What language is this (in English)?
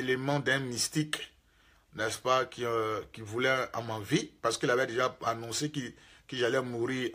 French